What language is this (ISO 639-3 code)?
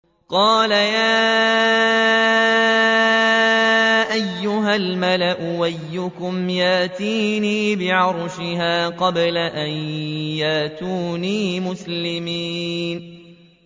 ara